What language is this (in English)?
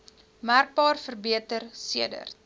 Afrikaans